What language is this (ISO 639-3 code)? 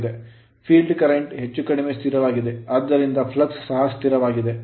kan